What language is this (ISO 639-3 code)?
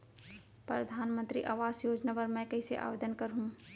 hne